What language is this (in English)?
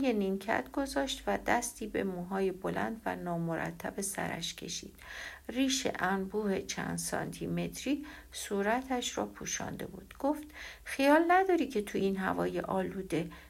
Persian